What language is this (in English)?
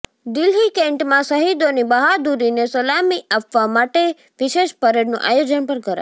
Gujarati